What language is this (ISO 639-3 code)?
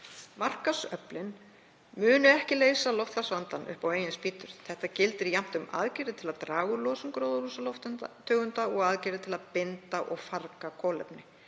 isl